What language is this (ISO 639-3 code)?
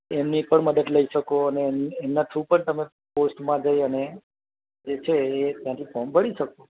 guj